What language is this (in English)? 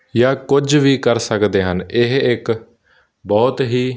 Punjabi